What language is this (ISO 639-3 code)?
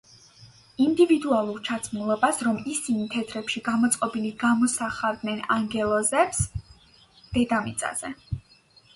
kat